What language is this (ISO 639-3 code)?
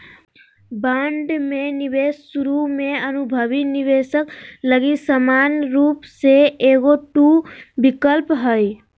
mag